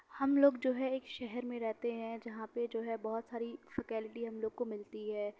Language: Urdu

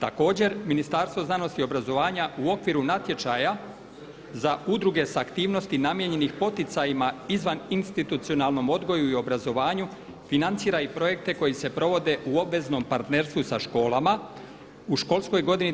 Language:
Croatian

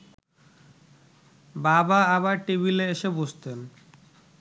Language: Bangla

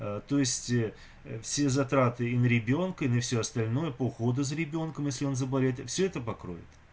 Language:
Russian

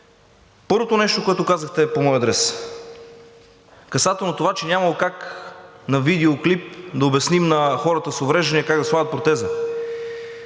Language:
Bulgarian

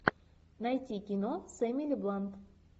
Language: Russian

